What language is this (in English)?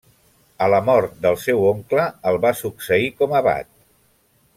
Catalan